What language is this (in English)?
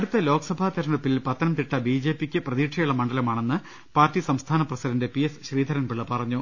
Malayalam